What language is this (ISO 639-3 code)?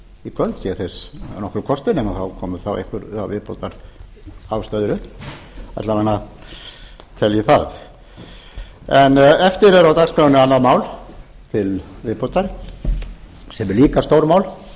isl